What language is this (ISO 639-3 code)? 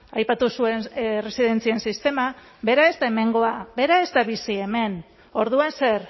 eus